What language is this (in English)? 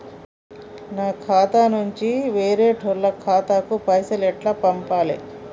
Telugu